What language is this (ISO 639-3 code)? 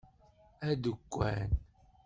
kab